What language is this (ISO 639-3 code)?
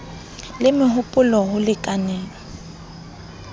sot